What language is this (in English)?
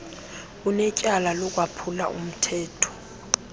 Xhosa